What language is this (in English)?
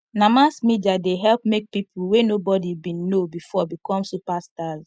Nigerian Pidgin